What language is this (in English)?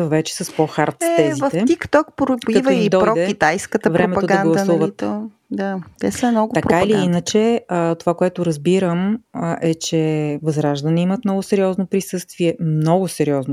Bulgarian